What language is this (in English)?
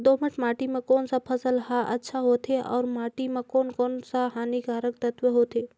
Chhattisgarhi